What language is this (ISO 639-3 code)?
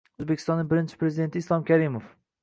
uzb